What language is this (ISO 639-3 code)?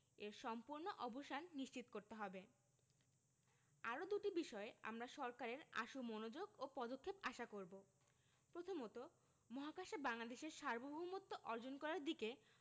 ben